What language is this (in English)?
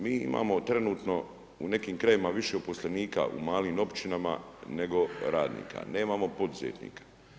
Croatian